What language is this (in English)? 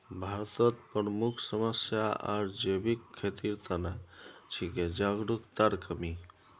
Magahi